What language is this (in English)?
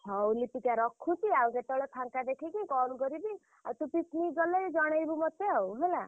Odia